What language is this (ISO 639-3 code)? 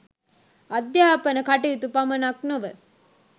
sin